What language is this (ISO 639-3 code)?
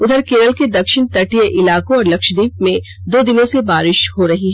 hin